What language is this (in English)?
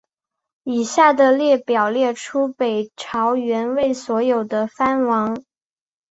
Chinese